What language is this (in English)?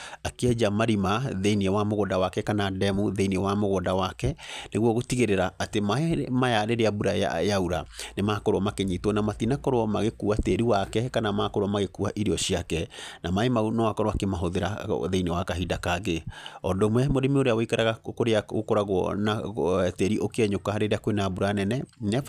Kikuyu